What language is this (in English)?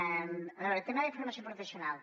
Catalan